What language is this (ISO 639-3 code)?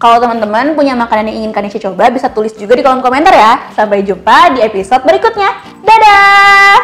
ind